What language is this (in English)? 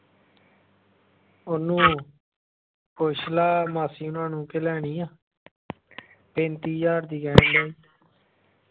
Punjabi